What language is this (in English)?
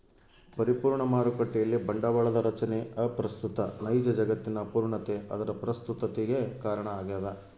Kannada